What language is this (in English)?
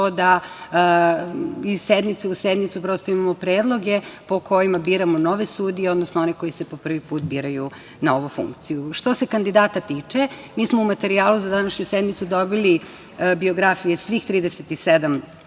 Serbian